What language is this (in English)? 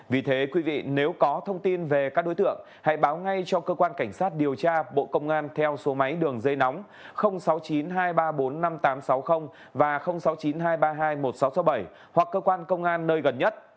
Vietnamese